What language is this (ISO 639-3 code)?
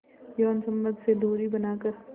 hin